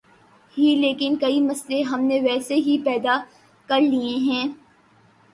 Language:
Urdu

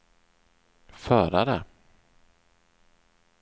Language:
Swedish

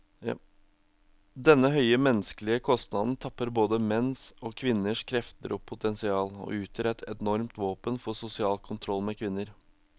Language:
Norwegian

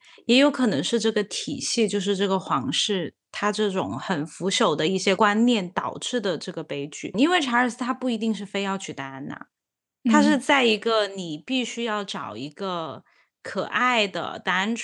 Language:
Chinese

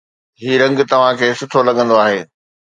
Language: Sindhi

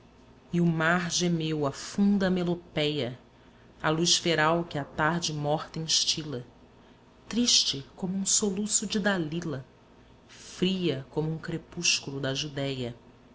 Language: Portuguese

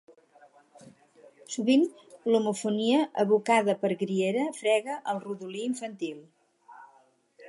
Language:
Catalan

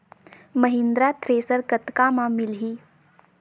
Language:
Chhattisgarhi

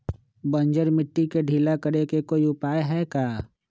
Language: Magahi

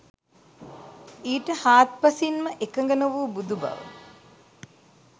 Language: Sinhala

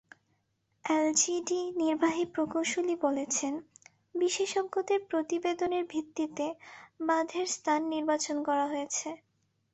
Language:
Bangla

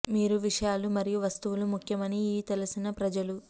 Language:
Telugu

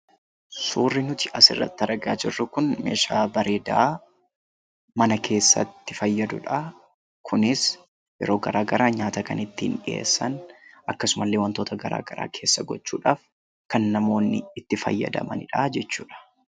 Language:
Oromo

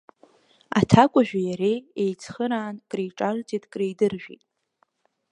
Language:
Abkhazian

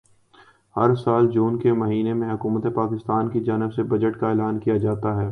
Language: Urdu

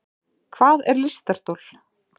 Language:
Icelandic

